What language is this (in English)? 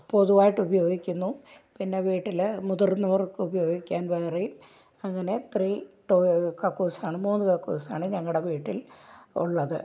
Malayalam